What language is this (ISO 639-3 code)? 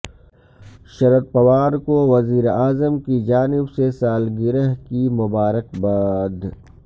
urd